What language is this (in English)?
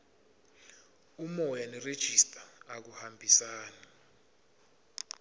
Swati